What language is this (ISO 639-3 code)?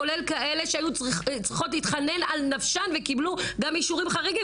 heb